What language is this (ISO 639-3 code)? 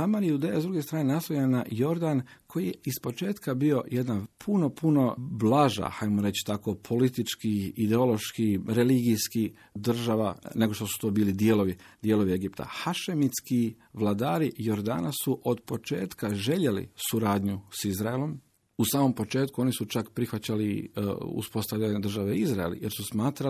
hrv